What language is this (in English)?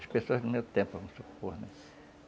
Portuguese